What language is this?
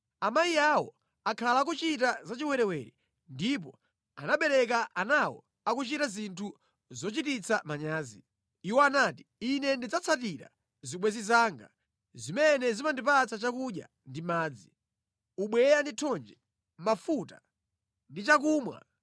Nyanja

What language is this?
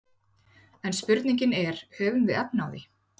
Icelandic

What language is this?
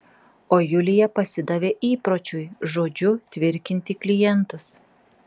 Lithuanian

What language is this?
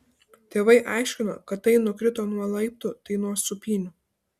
Lithuanian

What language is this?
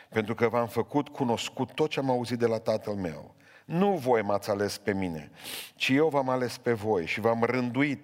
Romanian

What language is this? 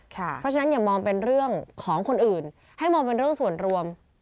Thai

